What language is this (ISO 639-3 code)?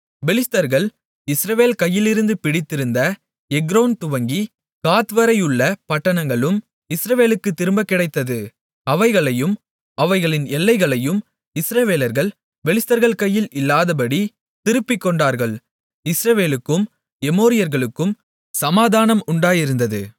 tam